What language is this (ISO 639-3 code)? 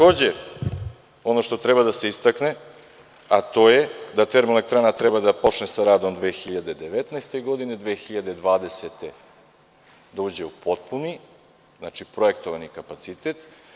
srp